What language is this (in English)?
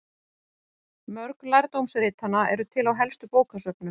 Icelandic